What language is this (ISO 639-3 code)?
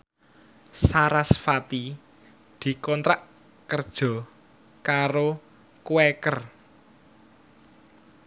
jav